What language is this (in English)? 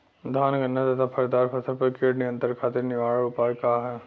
Bhojpuri